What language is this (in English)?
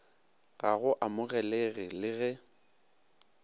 Northern Sotho